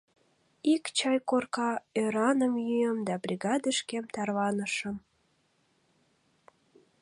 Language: Mari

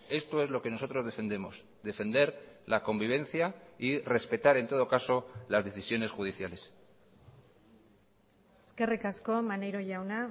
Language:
Spanish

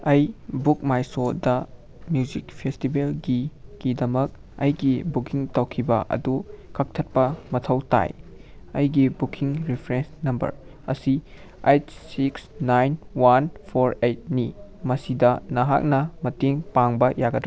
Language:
Manipuri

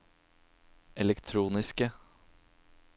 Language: Norwegian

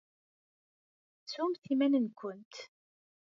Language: Kabyle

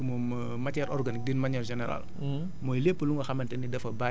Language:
Wolof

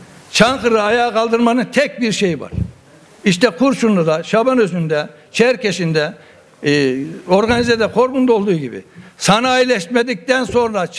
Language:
Turkish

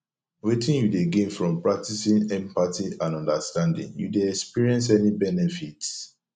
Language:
Nigerian Pidgin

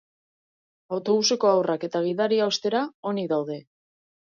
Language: Basque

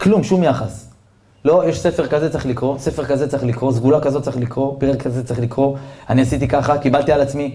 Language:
Hebrew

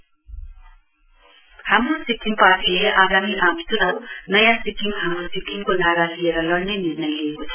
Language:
Nepali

